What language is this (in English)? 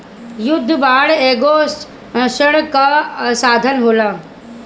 Bhojpuri